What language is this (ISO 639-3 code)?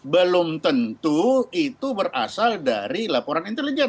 ind